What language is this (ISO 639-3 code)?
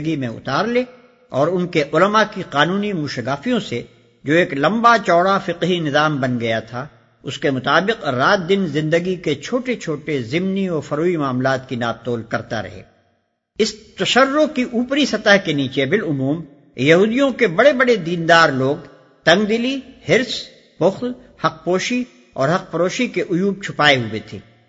urd